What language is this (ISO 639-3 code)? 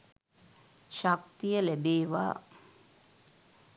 sin